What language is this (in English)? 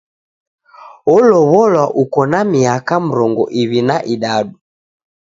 Taita